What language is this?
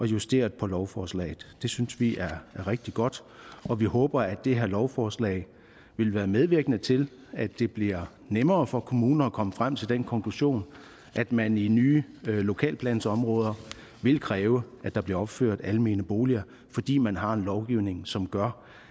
Danish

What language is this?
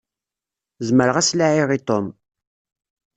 Kabyle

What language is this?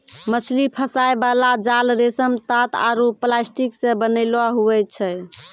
Maithili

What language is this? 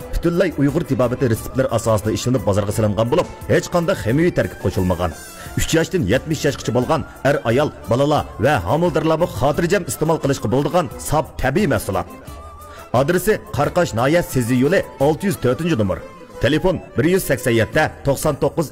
Turkish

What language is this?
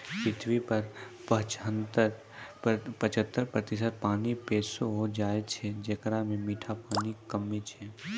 Maithili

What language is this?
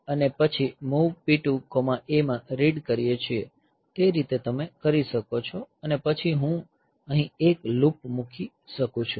Gujarati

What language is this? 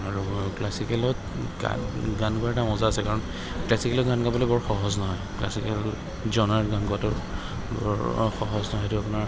Assamese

